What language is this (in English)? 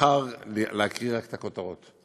Hebrew